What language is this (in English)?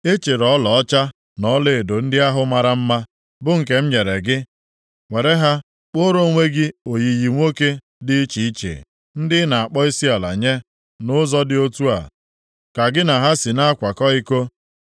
Igbo